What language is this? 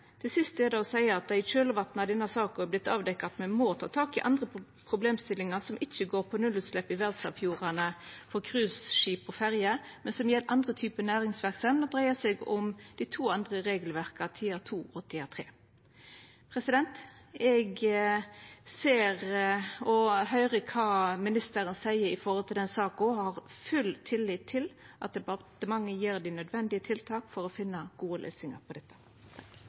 Norwegian Nynorsk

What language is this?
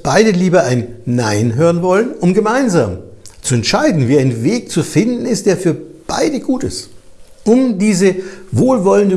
German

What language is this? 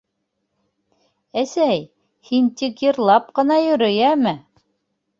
Bashkir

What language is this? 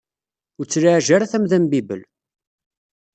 Kabyle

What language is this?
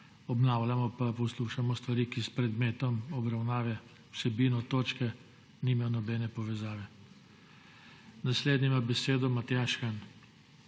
Slovenian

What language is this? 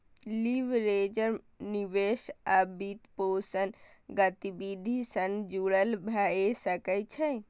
Maithili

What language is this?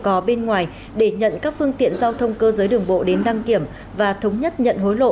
Vietnamese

